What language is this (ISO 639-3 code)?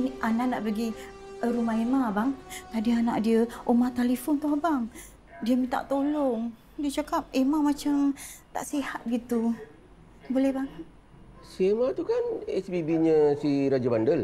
msa